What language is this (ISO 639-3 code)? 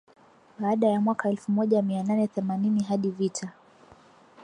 swa